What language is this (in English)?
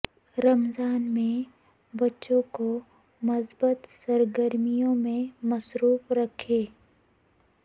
Urdu